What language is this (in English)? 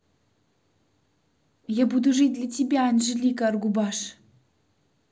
Russian